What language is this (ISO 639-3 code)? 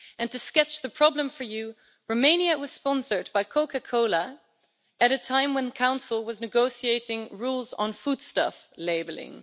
eng